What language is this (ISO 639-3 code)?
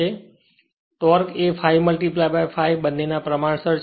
guj